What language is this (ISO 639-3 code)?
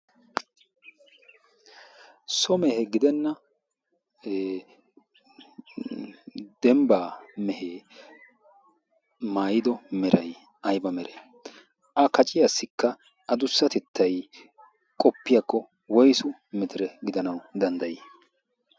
wal